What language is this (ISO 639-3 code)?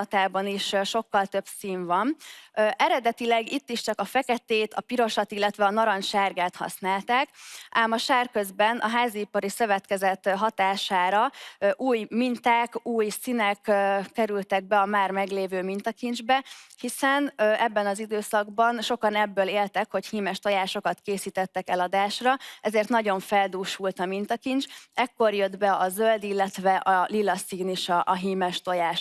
hun